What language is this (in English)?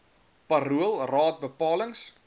Afrikaans